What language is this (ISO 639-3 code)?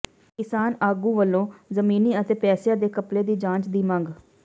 pan